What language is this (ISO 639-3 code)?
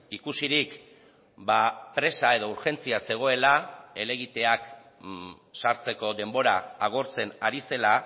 eus